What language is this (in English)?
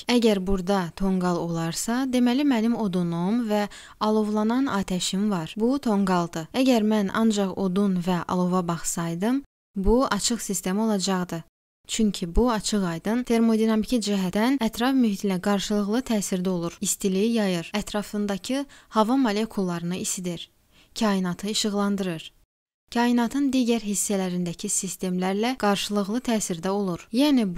Turkish